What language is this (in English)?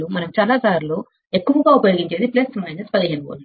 Telugu